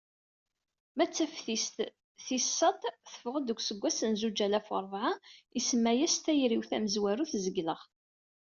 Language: Kabyle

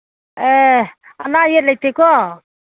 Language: Manipuri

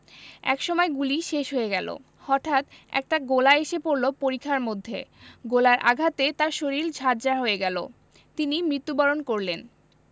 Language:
Bangla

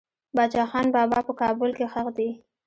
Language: Pashto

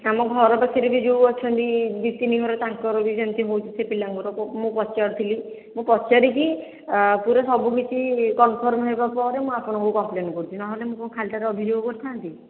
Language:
Odia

